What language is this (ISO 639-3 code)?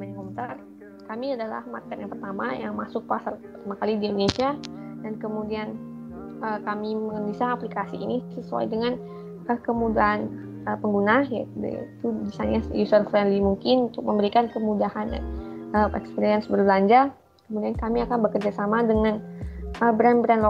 ind